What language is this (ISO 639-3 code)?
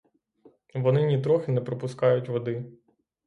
ukr